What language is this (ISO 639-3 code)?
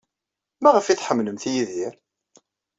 kab